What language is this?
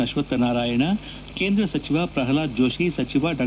Kannada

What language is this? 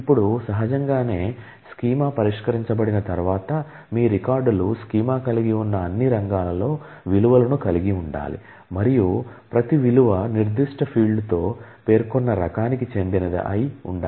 Telugu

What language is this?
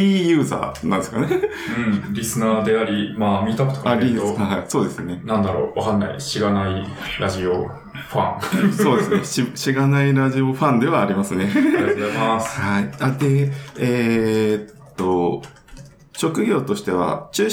Japanese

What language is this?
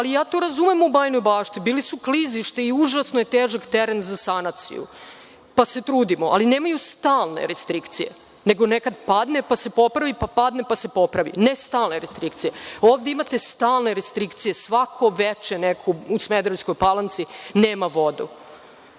Serbian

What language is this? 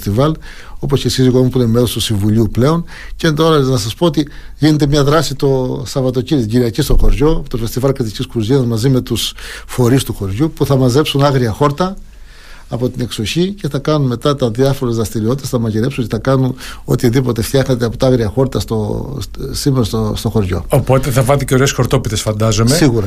Greek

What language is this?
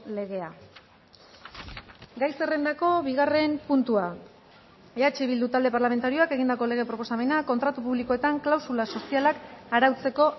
Basque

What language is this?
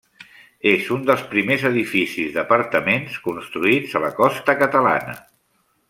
Catalan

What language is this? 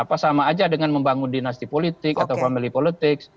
Indonesian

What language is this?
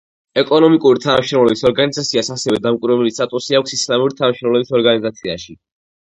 Georgian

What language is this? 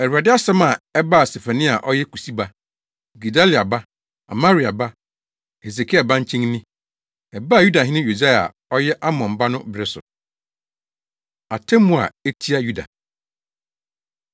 Akan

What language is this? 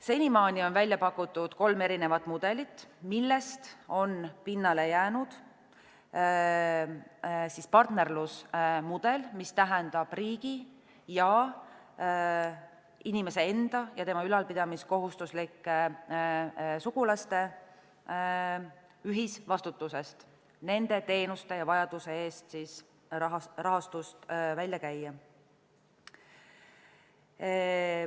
Estonian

